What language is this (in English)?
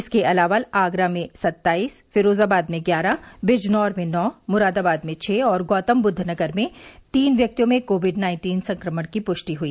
Hindi